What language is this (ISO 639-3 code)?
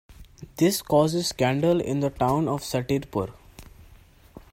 eng